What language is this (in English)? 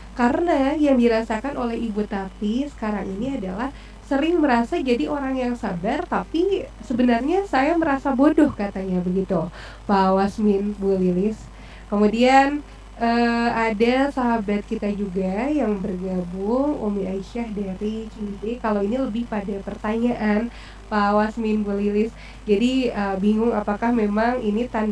Indonesian